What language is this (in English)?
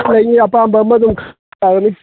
Manipuri